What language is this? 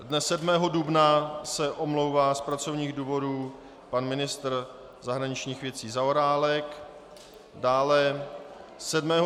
Czech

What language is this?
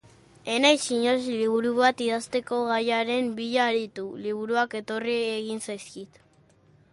Basque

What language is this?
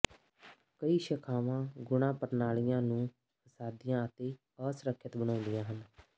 Punjabi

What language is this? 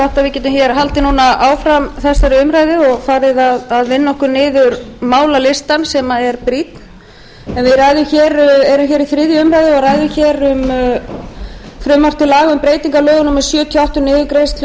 Icelandic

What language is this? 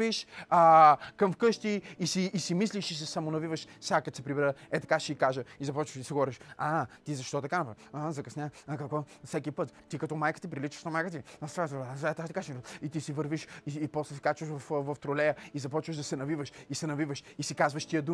Bulgarian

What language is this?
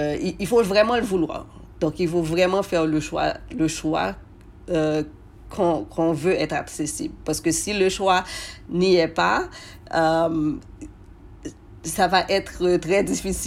French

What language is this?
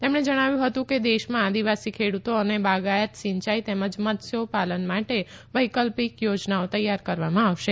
Gujarati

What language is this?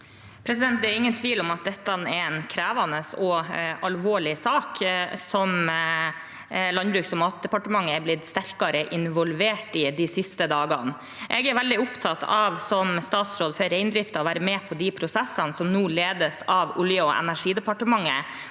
Norwegian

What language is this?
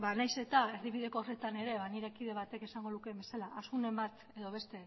Basque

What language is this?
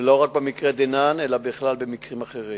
Hebrew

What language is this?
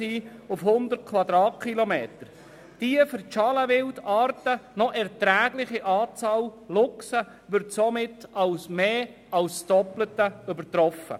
Swiss German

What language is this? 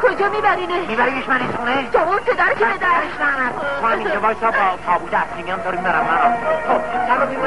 Persian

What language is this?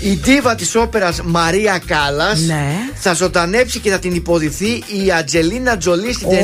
Greek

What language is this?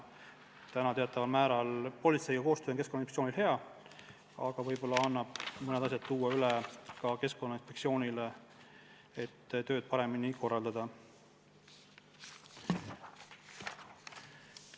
Estonian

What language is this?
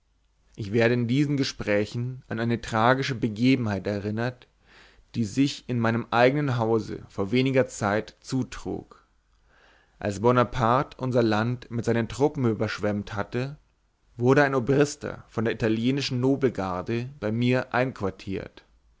German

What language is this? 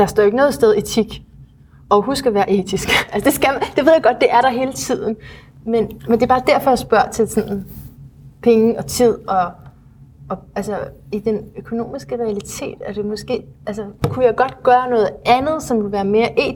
Danish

